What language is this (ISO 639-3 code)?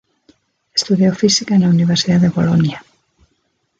spa